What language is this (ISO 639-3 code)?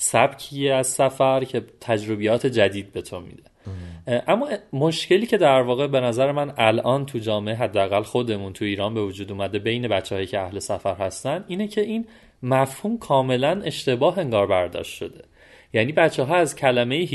fas